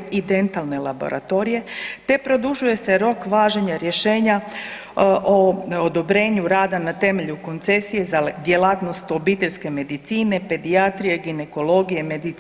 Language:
Croatian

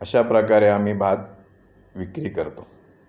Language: Marathi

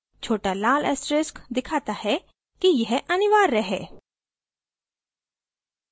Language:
Hindi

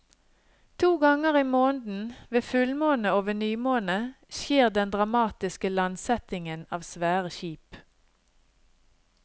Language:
Norwegian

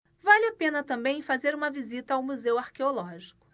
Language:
Portuguese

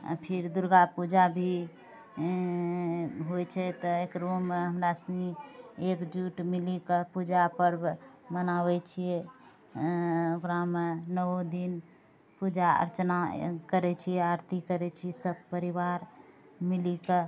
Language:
Maithili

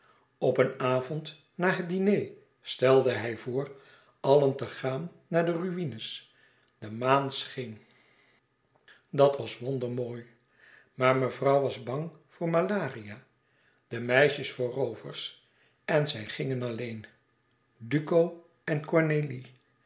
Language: Dutch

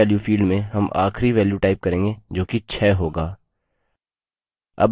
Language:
Hindi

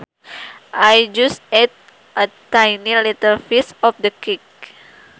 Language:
Sundanese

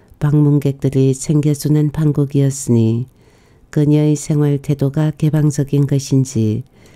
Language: Korean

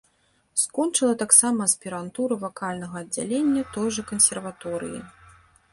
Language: Belarusian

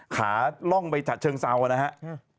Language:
Thai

